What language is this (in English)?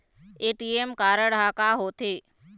Chhattisgarhi